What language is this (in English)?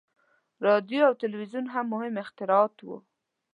Pashto